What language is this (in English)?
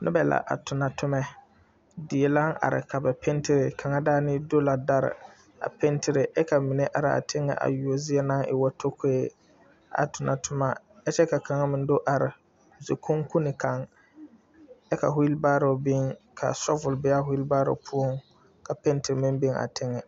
Southern Dagaare